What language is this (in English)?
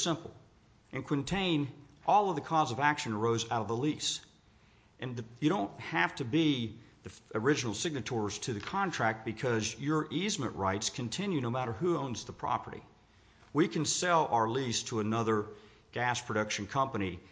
English